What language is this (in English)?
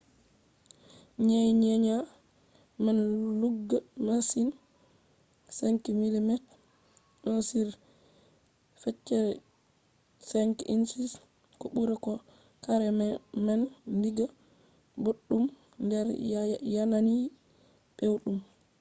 Fula